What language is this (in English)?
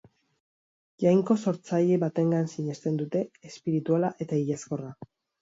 Basque